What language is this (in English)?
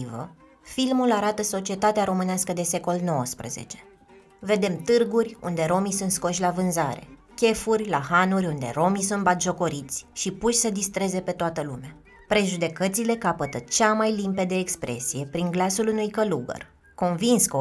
Romanian